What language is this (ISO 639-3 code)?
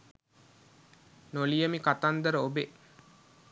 sin